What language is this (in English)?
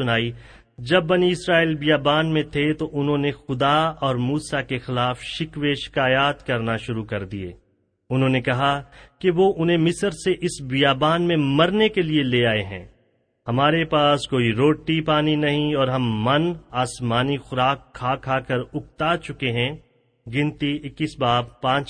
Urdu